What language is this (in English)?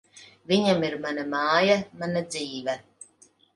Latvian